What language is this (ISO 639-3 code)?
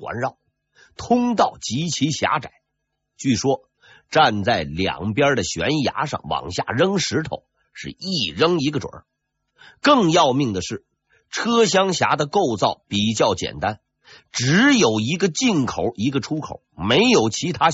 zho